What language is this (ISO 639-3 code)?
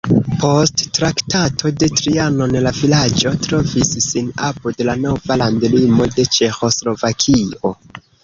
epo